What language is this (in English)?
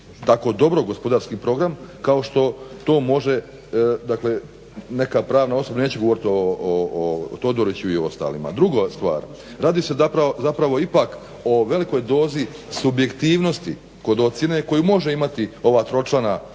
Croatian